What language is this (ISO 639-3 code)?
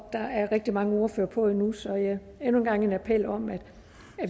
dan